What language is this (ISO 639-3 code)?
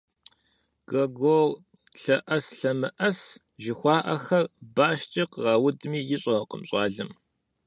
kbd